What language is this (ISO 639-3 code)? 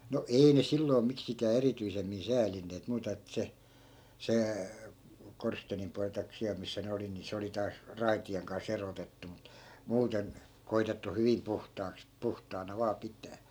fin